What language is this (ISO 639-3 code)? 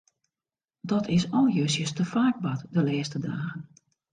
fry